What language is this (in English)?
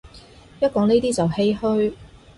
Cantonese